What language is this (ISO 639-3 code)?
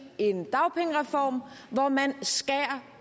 dan